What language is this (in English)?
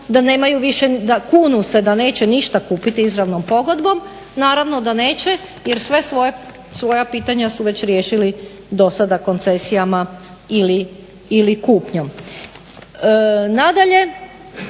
Croatian